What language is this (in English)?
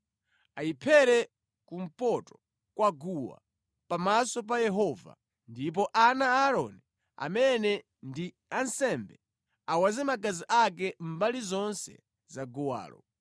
Nyanja